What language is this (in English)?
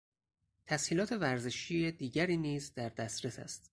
Persian